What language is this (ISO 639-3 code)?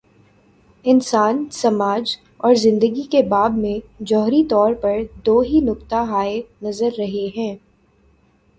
urd